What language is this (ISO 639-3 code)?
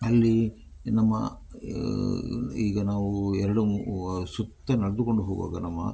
kan